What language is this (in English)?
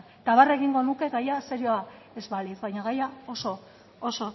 Basque